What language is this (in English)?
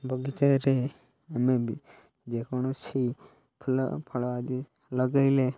Odia